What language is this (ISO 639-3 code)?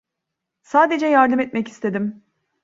tur